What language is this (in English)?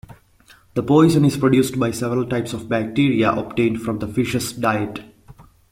English